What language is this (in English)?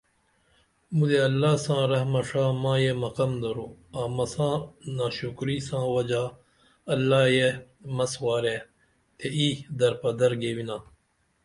Dameli